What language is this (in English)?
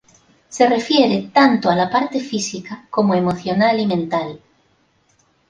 Spanish